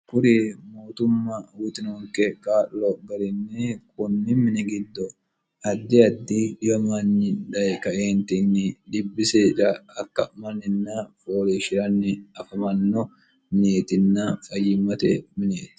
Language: Sidamo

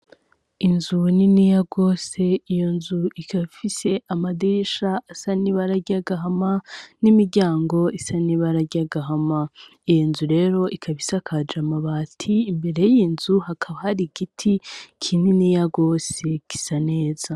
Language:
Rundi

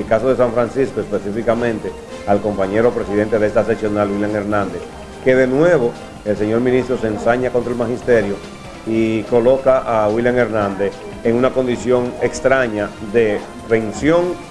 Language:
Spanish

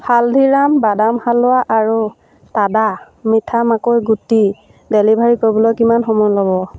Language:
Assamese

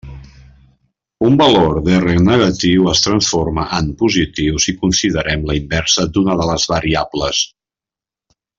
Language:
Catalan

